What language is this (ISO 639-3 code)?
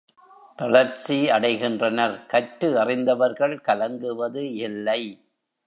tam